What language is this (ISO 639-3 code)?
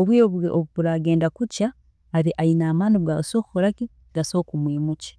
ttj